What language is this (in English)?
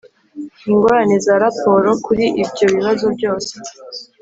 Kinyarwanda